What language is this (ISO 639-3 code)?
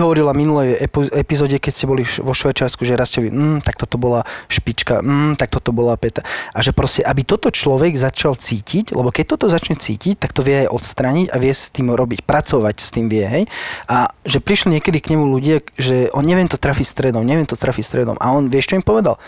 slk